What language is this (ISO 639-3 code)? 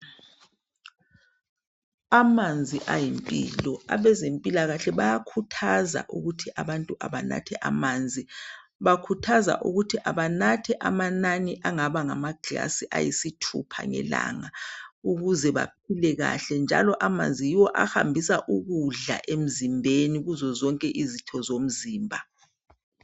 nde